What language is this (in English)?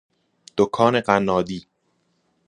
Persian